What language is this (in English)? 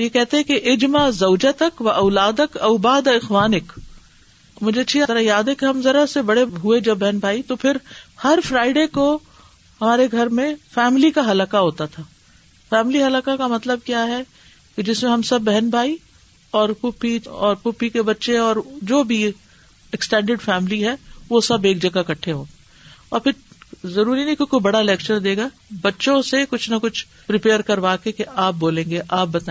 Urdu